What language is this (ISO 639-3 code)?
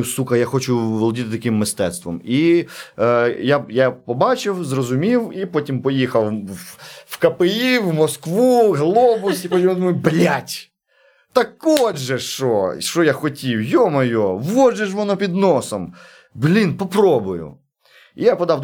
ukr